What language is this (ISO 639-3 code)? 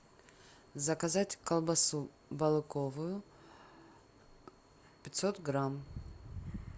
rus